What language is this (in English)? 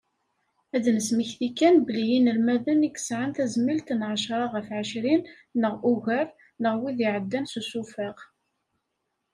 Kabyle